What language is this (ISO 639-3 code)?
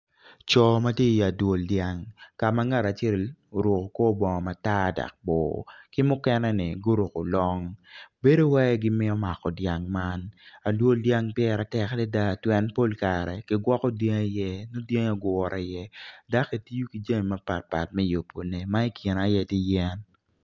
ach